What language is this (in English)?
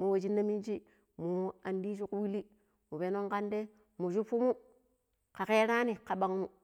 Pero